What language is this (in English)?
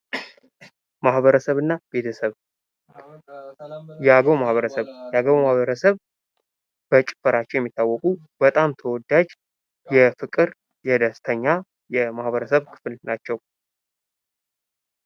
Amharic